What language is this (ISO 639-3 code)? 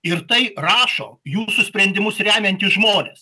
lit